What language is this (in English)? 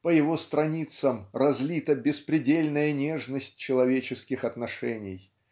Russian